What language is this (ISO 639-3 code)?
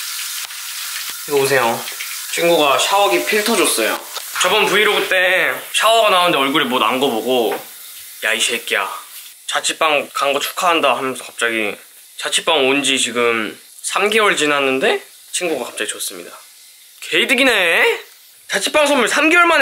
kor